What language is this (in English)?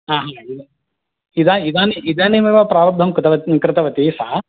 Sanskrit